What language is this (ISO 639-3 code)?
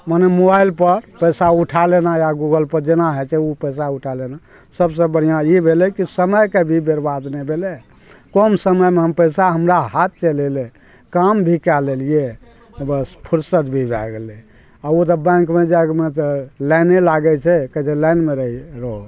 mai